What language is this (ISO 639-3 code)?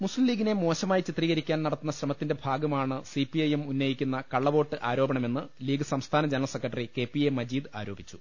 mal